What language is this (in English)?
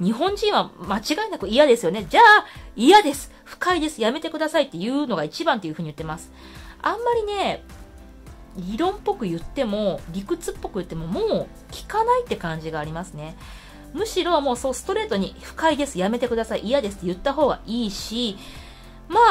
Japanese